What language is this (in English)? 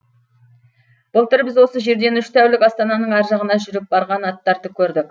Kazakh